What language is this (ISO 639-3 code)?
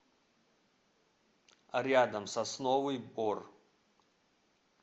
rus